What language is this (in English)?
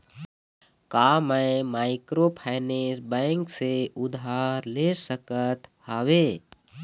Chhattisgarhi